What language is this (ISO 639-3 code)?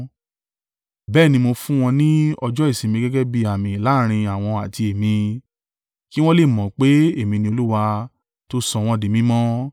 yor